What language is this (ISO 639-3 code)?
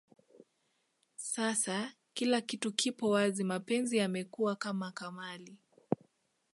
swa